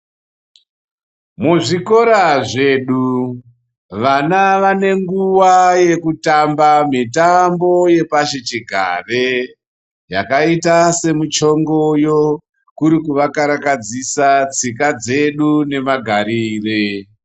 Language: Ndau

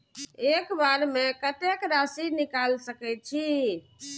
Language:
Maithili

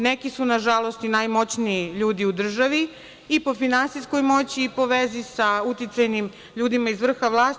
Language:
Serbian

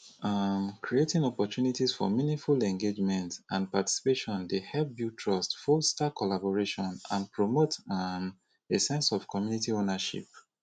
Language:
Nigerian Pidgin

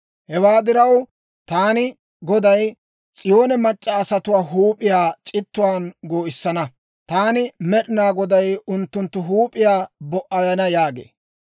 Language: Dawro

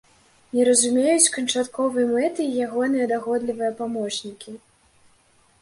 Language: Belarusian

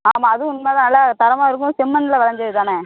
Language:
Tamil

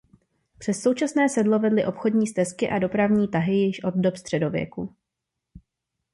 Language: Czech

